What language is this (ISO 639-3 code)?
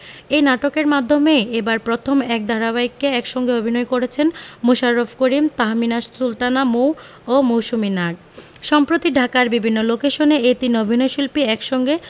ben